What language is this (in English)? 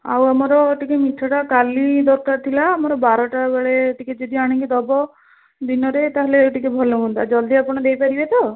Odia